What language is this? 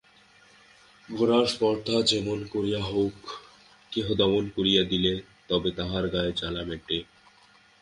Bangla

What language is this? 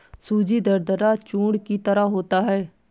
Hindi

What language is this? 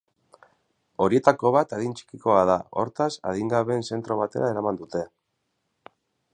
Basque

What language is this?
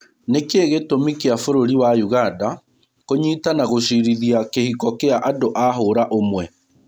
Kikuyu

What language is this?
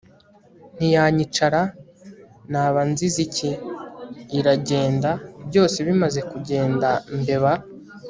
Kinyarwanda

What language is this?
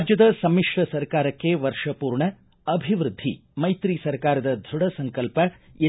Kannada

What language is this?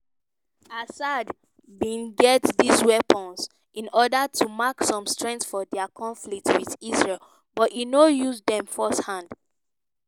Nigerian Pidgin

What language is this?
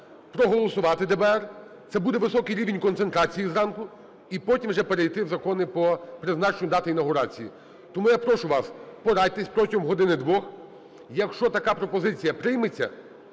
Ukrainian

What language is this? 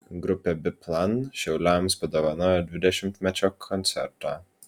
Lithuanian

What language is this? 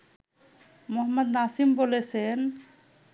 Bangla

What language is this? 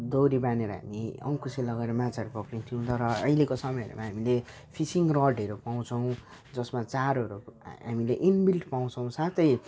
Nepali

